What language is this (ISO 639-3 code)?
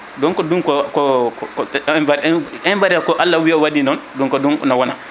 ful